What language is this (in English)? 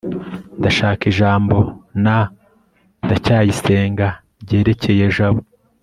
Kinyarwanda